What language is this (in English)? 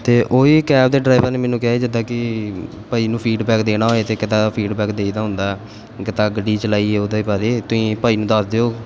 Punjabi